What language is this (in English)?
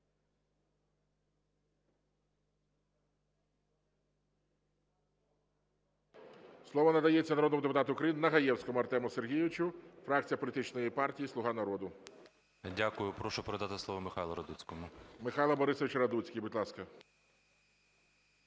Ukrainian